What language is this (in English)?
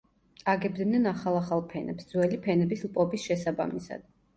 Georgian